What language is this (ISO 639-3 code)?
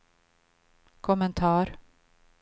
swe